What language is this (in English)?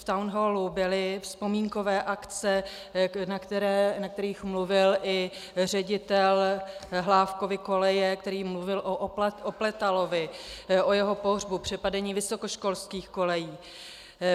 Czech